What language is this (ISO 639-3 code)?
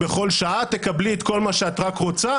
heb